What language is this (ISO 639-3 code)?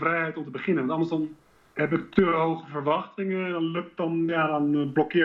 nld